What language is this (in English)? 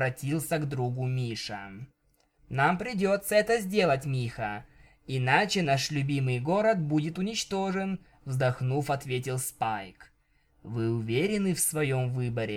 Russian